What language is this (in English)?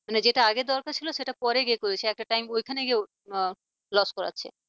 Bangla